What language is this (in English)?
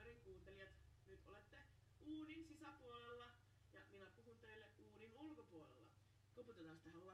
Finnish